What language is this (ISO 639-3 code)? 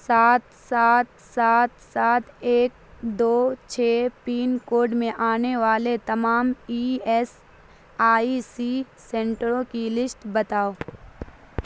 urd